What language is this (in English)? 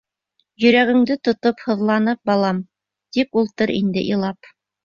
Bashkir